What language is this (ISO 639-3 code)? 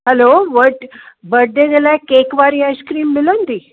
snd